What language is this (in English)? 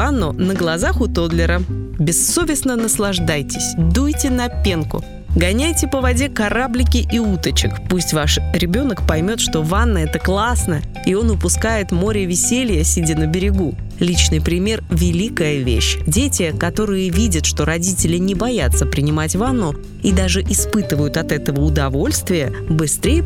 Russian